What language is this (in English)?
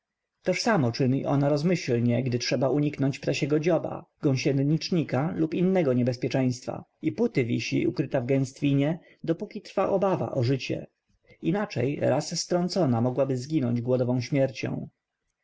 Polish